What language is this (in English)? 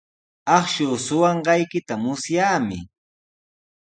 Sihuas Ancash Quechua